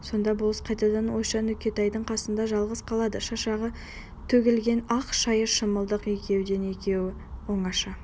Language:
Kazakh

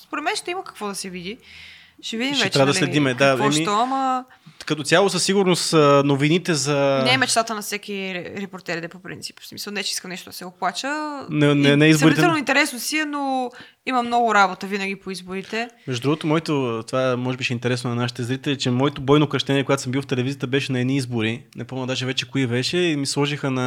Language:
Bulgarian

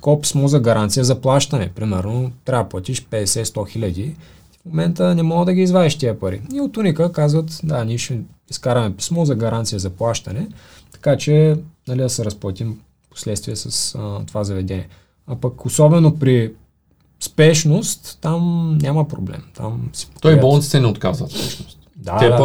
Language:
Bulgarian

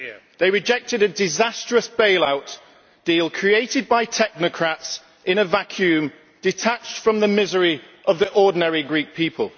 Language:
English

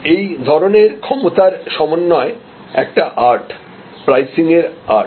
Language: Bangla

